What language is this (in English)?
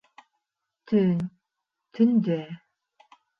Bashkir